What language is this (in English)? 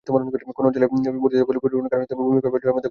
Bangla